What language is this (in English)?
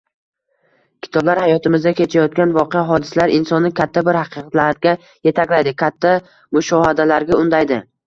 Uzbek